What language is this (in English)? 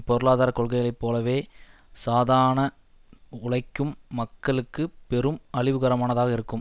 Tamil